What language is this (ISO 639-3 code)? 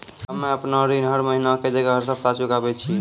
mai